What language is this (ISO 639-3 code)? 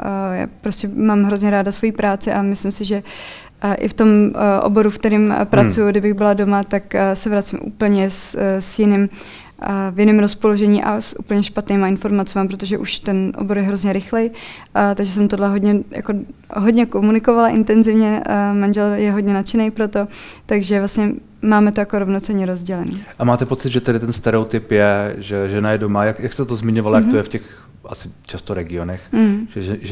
ces